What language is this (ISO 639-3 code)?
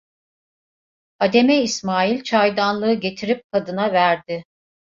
tur